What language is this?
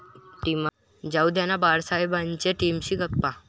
Marathi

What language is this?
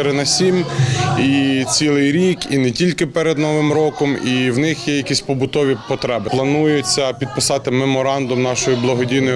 Ukrainian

